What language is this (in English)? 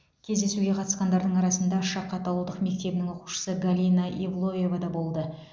Kazakh